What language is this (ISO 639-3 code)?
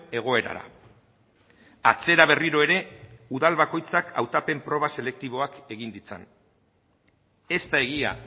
eus